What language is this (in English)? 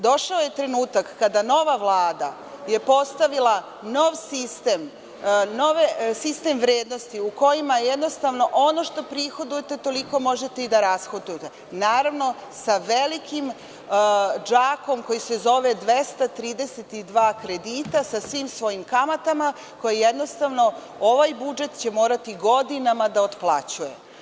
Serbian